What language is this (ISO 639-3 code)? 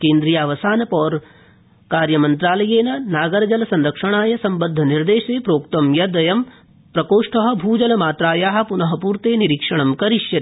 san